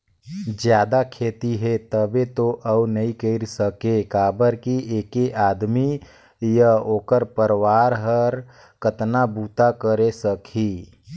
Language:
Chhattisgarhi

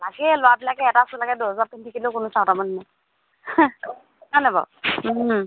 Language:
Assamese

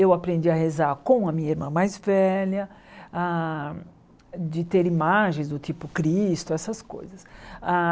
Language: Portuguese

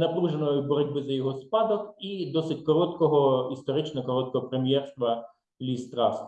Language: Ukrainian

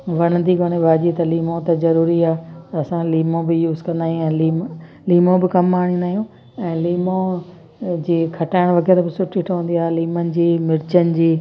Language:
Sindhi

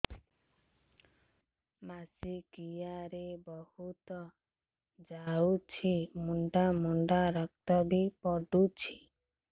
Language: Odia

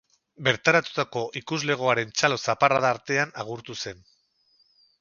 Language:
Basque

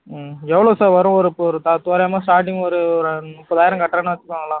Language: Tamil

